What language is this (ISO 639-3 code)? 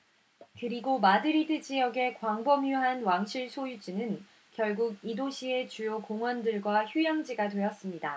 kor